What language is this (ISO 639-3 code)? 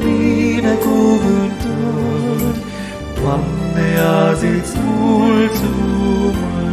ron